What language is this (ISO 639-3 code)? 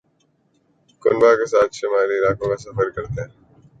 urd